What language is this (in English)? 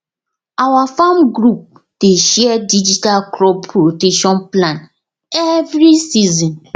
Nigerian Pidgin